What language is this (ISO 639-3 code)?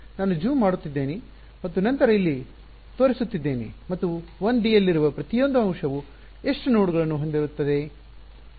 kan